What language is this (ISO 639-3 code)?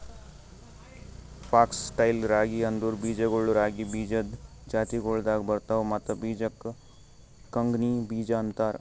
kan